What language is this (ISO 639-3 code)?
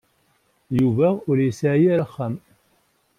kab